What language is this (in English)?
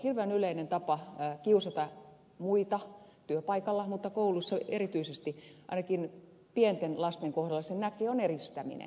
Finnish